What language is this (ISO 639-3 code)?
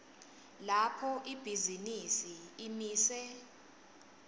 ssw